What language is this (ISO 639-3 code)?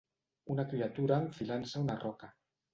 cat